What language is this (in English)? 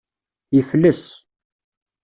Kabyle